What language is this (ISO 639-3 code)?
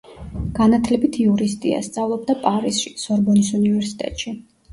kat